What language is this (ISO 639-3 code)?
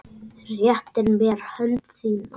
isl